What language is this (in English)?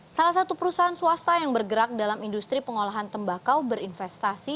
Indonesian